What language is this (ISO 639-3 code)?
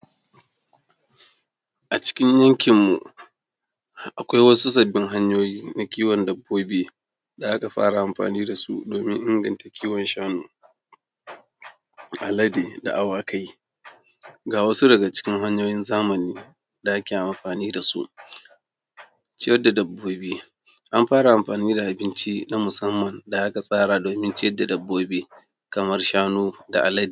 hau